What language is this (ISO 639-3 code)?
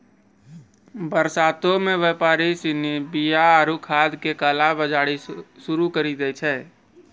mai